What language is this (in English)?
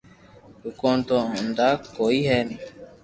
Loarki